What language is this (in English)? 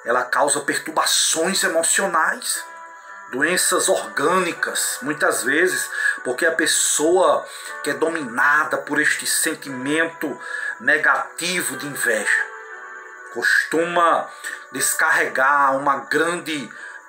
Portuguese